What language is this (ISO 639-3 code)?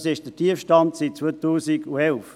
gsw